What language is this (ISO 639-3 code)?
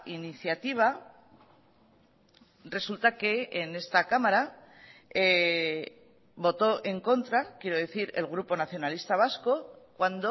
spa